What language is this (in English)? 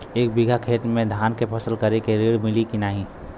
Bhojpuri